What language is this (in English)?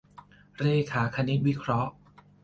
Thai